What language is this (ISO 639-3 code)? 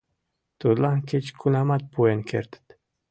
chm